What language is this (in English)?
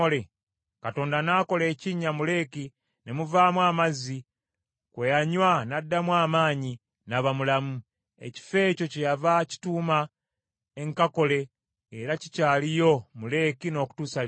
Ganda